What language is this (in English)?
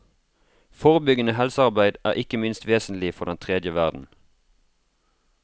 Norwegian